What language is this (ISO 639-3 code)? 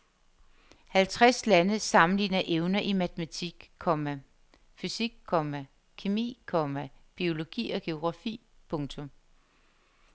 dan